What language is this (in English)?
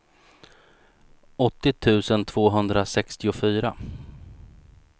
Swedish